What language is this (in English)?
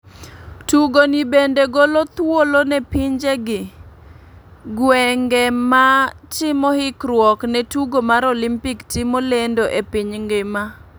Luo (Kenya and Tanzania)